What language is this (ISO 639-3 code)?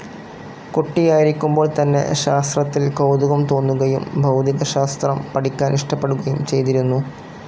mal